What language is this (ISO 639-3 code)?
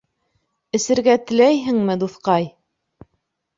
bak